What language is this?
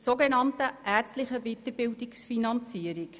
Swiss German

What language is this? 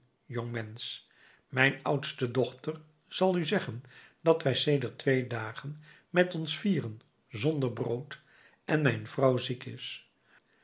Dutch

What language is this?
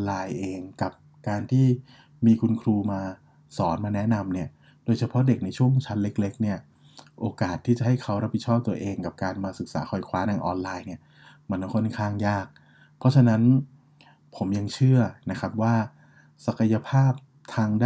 Thai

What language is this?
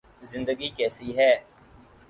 Urdu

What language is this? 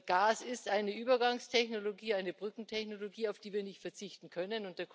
German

